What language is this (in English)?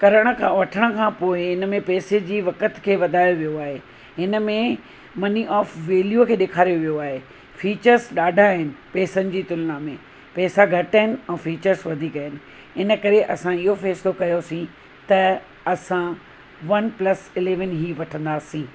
Sindhi